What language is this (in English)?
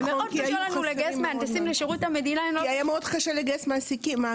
Hebrew